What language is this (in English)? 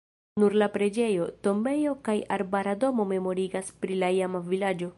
Esperanto